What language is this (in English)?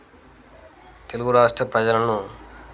Telugu